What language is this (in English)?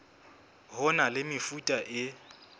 Southern Sotho